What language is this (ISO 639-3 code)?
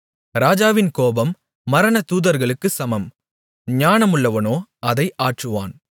tam